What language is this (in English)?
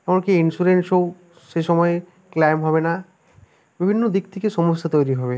Bangla